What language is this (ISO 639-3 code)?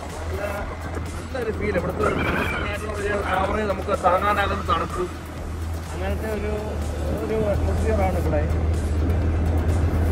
ara